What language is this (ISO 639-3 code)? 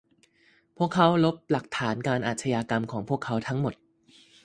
tha